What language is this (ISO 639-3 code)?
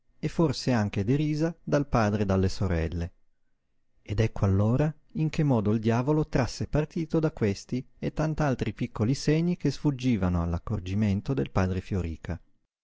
ita